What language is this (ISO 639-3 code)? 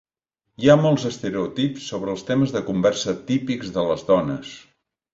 cat